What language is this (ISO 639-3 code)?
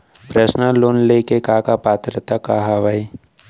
hne